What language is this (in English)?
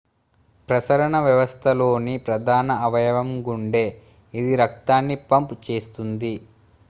Telugu